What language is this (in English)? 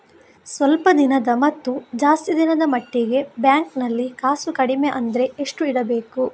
Kannada